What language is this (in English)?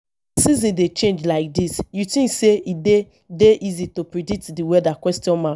Nigerian Pidgin